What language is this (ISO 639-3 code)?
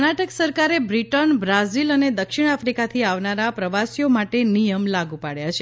guj